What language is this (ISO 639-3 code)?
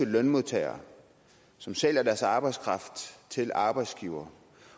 dan